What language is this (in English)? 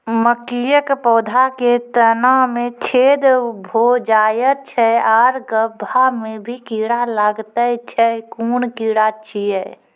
Maithili